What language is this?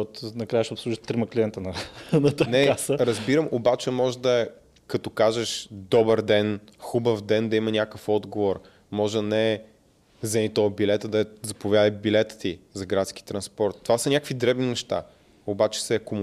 Bulgarian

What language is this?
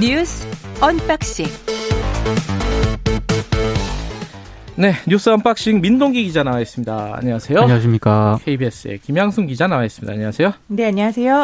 Korean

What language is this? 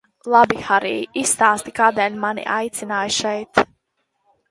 Latvian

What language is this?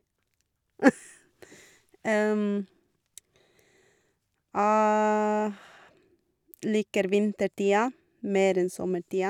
Norwegian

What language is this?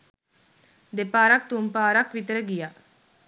Sinhala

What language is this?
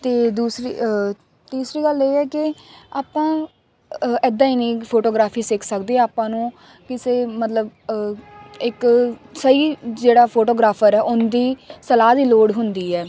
Punjabi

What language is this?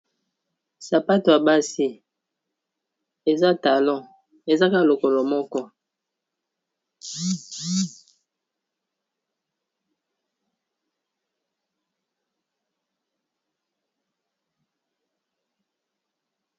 Lingala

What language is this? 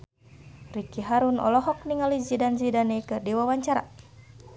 Sundanese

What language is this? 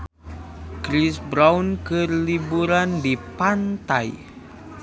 Sundanese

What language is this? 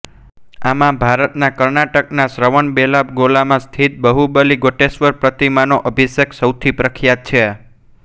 Gujarati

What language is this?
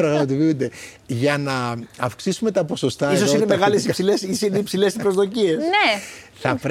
Greek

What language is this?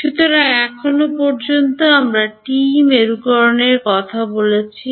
Bangla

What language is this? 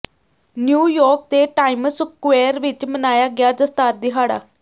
Punjabi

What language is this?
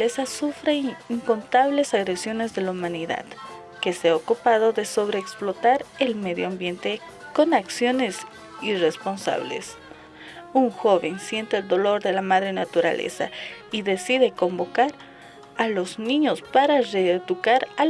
Spanish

